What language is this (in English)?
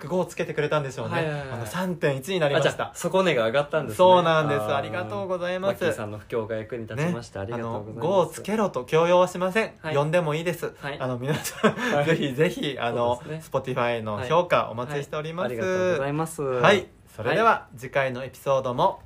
Japanese